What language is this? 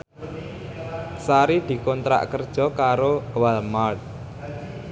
Javanese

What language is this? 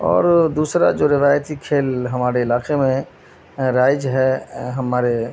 Urdu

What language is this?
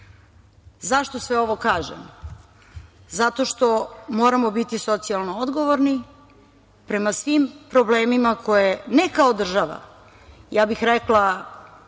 Serbian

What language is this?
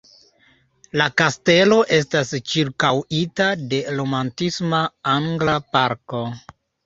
Esperanto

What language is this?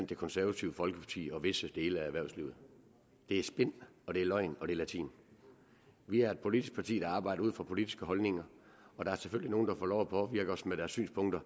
Danish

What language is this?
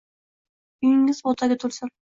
Uzbek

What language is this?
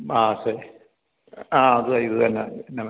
Malayalam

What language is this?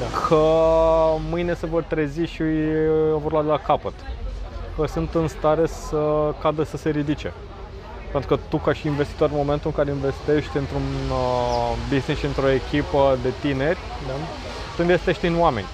Romanian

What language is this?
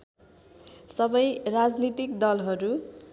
Nepali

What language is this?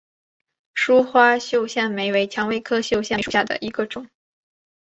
Chinese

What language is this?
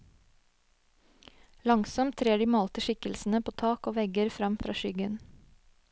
Norwegian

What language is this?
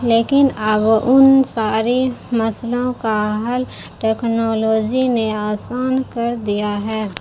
Urdu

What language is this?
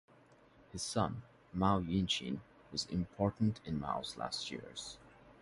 English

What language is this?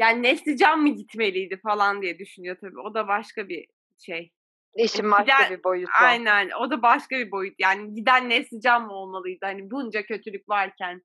Turkish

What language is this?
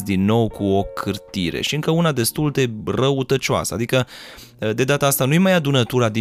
Romanian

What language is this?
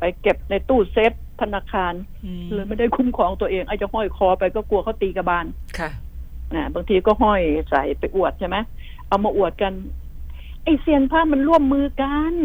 Thai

